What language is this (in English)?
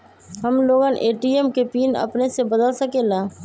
Magahi